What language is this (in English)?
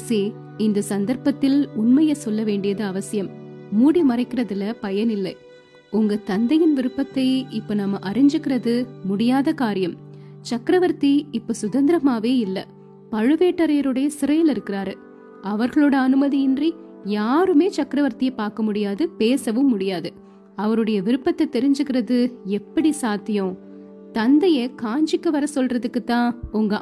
Tamil